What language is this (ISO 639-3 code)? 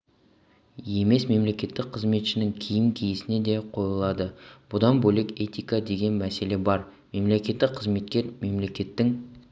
kaz